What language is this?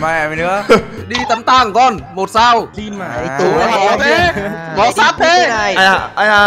Vietnamese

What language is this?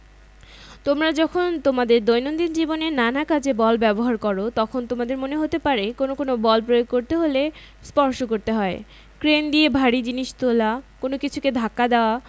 Bangla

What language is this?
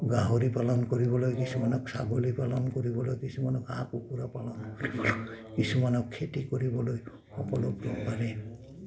Assamese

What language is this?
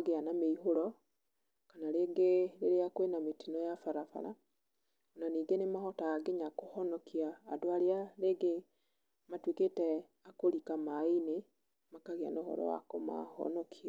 Kikuyu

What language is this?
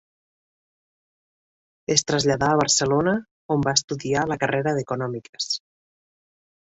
Catalan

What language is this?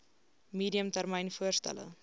Afrikaans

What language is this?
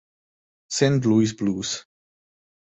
Czech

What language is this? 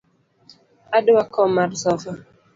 Luo (Kenya and Tanzania)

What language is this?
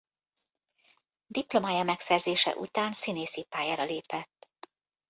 Hungarian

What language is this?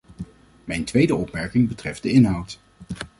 Dutch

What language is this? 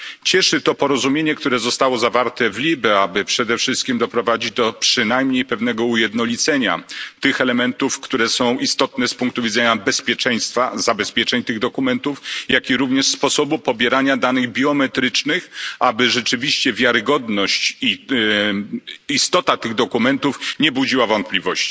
Polish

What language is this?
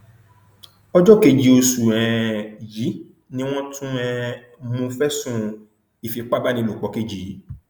Yoruba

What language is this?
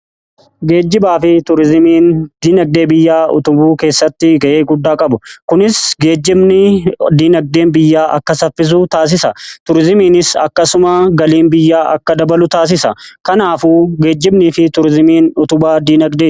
Oromo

